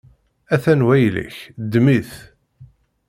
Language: Kabyle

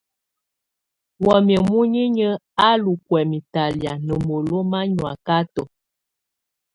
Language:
Tunen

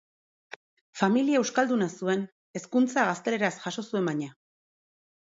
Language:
Basque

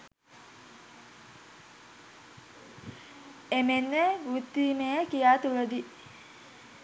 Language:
Sinhala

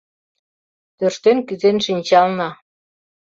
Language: Mari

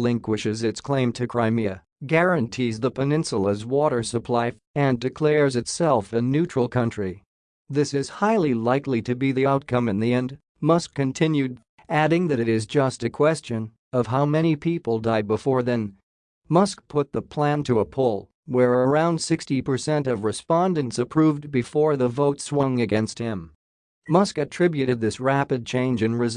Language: English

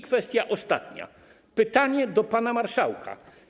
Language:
Polish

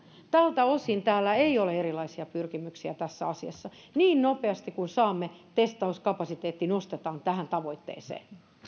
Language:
Finnish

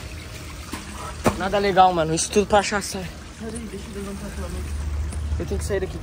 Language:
Portuguese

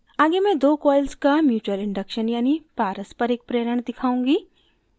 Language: Hindi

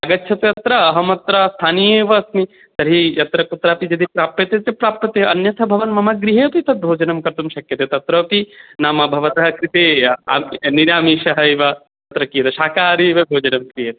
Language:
Sanskrit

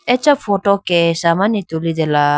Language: Idu-Mishmi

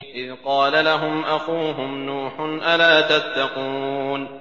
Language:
Arabic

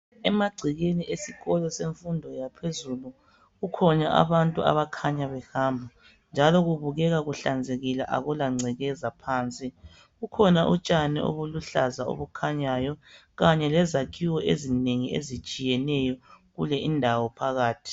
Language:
North Ndebele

